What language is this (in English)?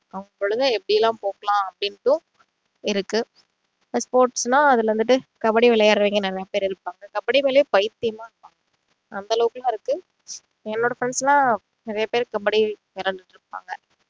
Tamil